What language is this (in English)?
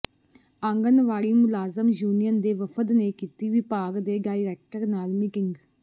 Punjabi